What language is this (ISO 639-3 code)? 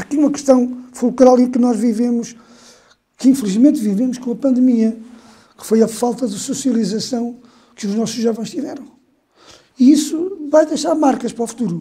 por